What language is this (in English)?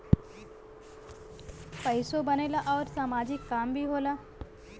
Bhojpuri